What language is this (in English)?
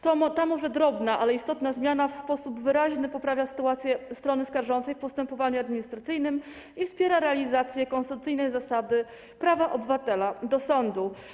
Polish